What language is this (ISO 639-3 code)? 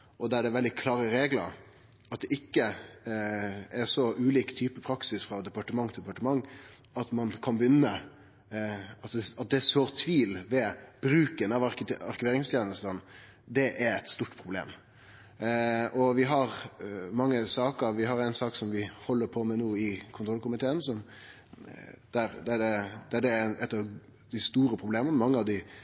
nno